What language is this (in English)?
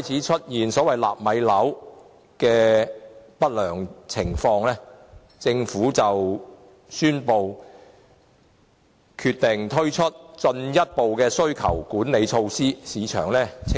Cantonese